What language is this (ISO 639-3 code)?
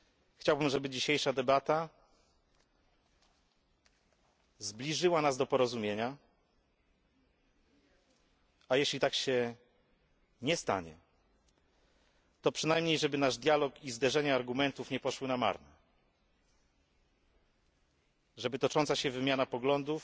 pol